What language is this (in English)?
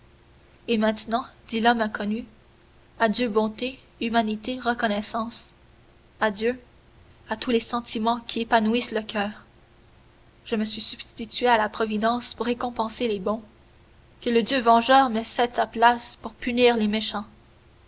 French